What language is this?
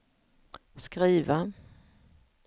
Swedish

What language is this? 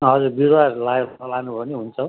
Nepali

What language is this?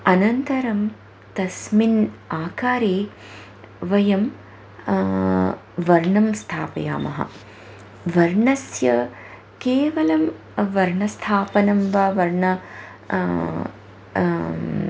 Sanskrit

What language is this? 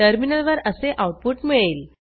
Marathi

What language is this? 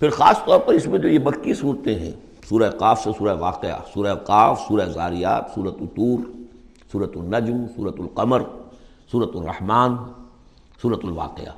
Urdu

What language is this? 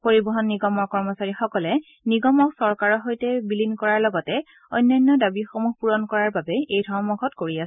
Assamese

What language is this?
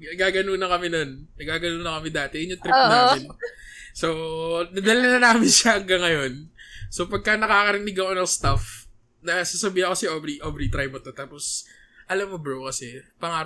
Filipino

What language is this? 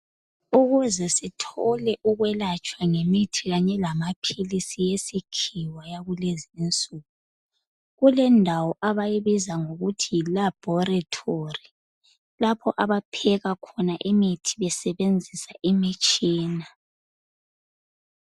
North Ndebele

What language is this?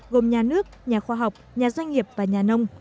Vietnamese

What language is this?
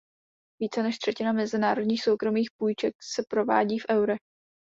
Czech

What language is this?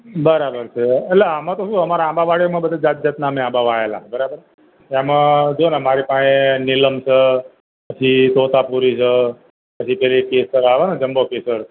Gujarati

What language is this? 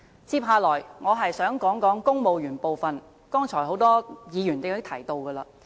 Cantonese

